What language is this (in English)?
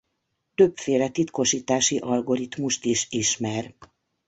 Hungarian